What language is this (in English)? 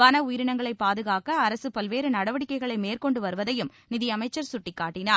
Tamil